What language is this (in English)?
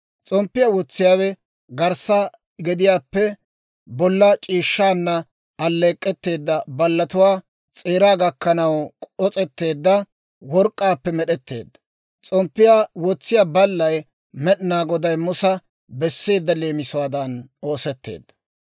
Dawro